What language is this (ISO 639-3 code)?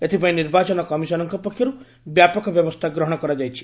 ori